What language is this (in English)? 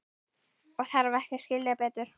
Icelandic